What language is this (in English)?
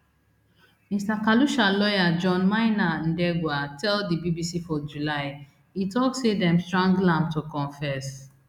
Nigerian Pidgin